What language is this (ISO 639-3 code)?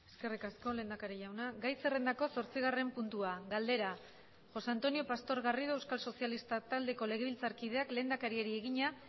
eus